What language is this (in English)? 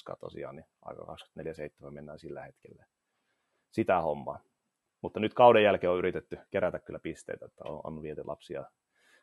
Finnish